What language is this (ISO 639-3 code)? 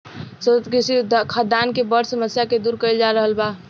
bho